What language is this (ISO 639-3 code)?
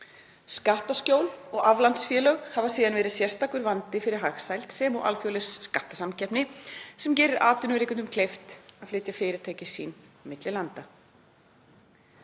isl